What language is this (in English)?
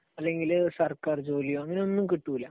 Malayalam